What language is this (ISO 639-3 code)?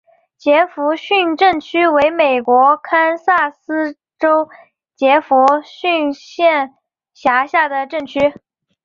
zho